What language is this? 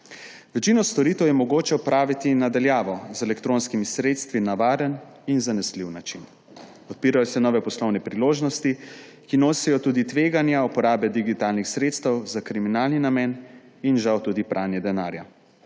Slovenian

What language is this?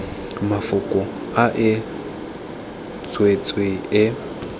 Tswana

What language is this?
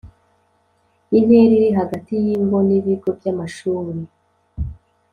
Kinyarwanda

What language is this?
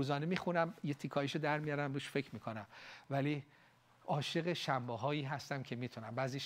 Persian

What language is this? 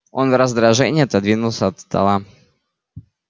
Russian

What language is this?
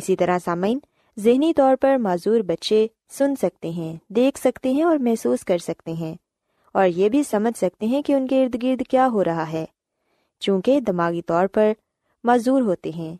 Urdu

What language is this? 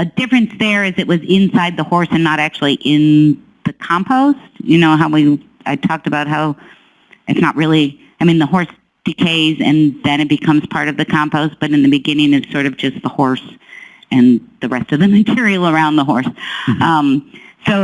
English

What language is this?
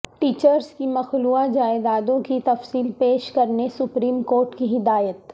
Urdu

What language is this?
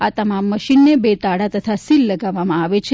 Gujarati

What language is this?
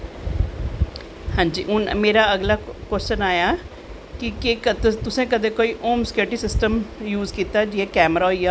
Dogri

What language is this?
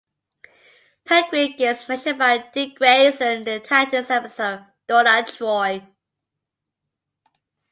English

